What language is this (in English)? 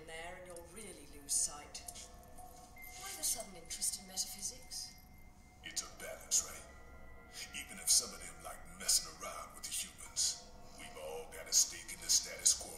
English